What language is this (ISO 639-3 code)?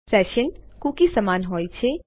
guj